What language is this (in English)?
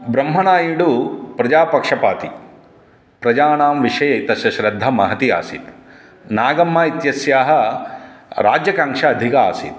Sanskrit